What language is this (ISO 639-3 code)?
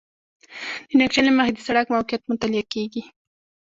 pus